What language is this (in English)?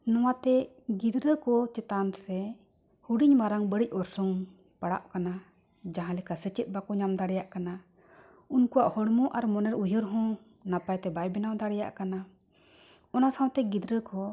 Santali